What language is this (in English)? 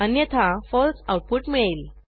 Marathi